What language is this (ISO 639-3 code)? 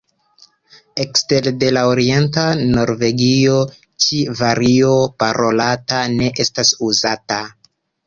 epo